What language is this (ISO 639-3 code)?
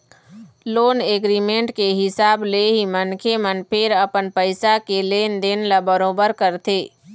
hne